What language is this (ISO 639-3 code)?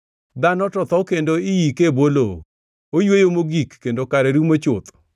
luo